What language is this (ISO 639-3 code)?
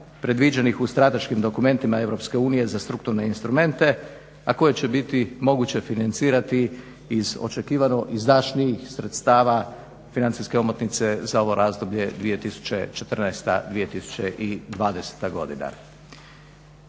hrv